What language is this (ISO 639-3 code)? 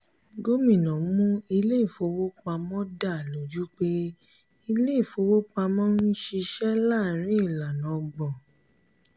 yor